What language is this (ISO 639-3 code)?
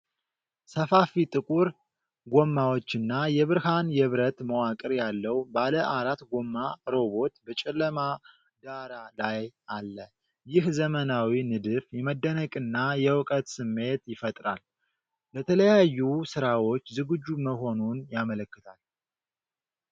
amh